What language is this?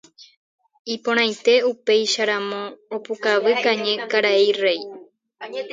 Guarani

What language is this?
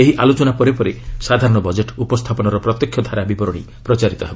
Odia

